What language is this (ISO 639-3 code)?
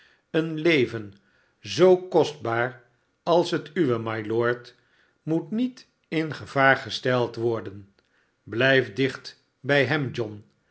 nld